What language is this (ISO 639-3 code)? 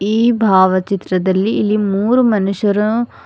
kan